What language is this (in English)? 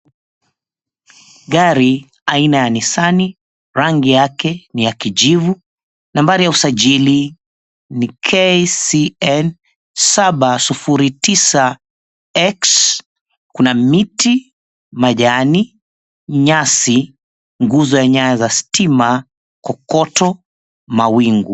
Swahili